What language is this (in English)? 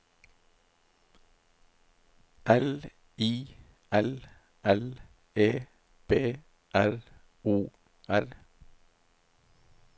Norwegian